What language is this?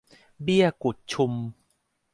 Thai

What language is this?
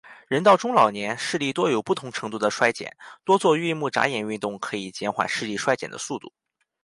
Chinese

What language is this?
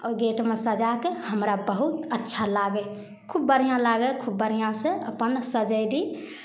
Maithili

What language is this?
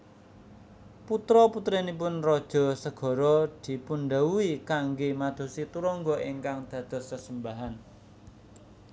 Javanese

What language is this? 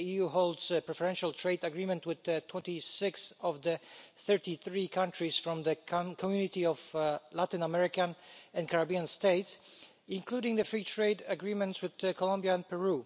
English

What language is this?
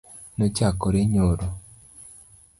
Luo (Kenya and Tanzania)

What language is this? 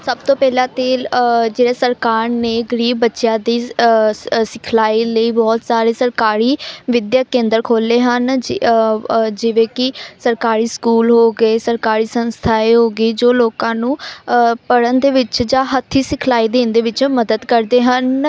Punjabi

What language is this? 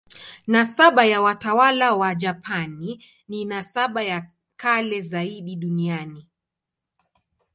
Swahili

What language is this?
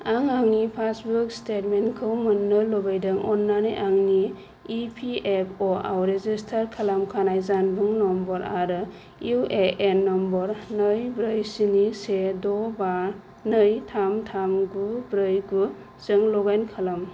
Bodo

